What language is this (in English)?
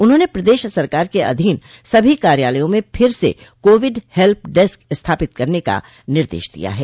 Hindi